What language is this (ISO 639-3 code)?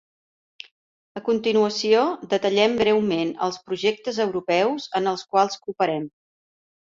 cat